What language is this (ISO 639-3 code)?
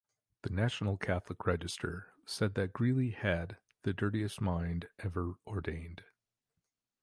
eng